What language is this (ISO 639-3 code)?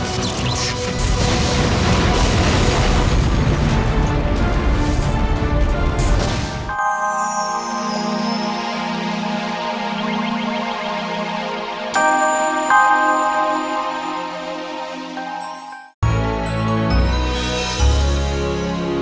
ind